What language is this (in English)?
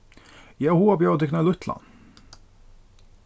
Faroese